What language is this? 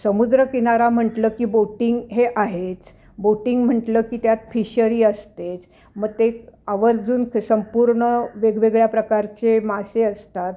Marathi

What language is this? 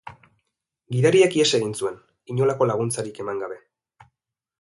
Basque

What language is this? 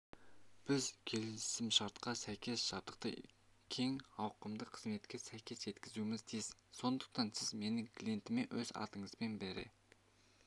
Kazakh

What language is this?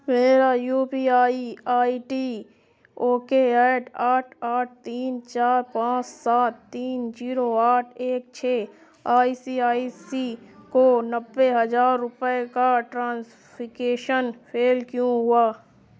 Urdu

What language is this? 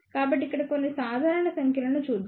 Telugu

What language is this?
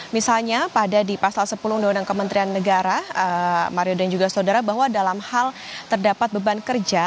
Indonesian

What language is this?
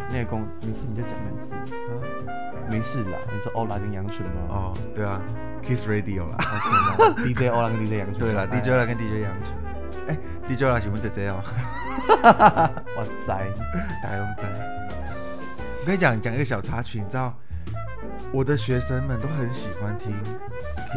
Chinese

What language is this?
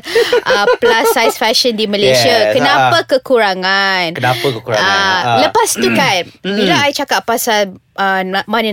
Malay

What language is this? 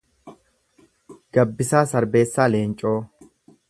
Oromo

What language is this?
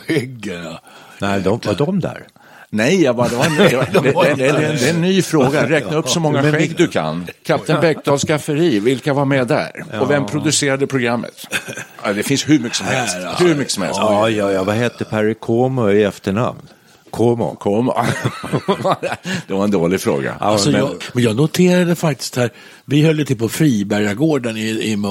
Swedish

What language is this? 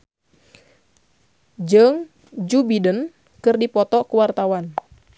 Sundanese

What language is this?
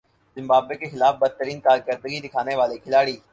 Urdu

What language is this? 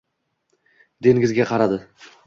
Uzbek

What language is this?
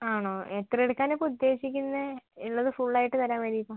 Malayalam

